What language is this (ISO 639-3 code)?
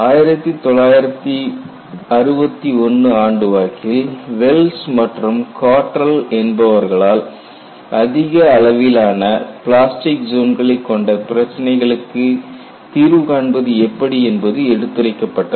tam